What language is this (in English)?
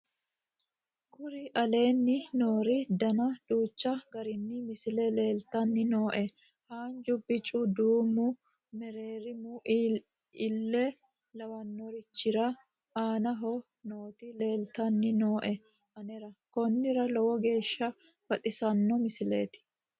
Sidamo